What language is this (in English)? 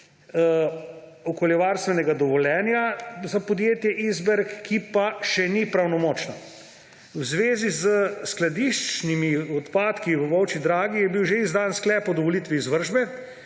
Slovenian